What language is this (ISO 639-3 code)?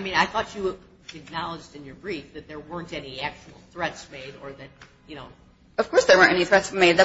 eng